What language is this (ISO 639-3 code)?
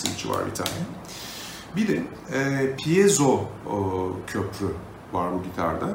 tur